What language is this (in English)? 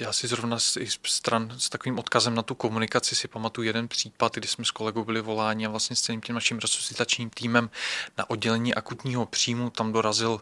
Czech